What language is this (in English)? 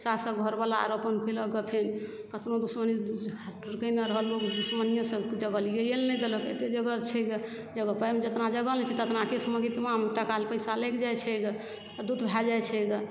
Maithili